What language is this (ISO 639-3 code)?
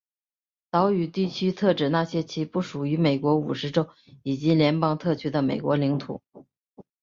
zho